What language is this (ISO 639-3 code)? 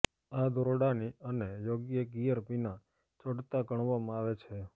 guj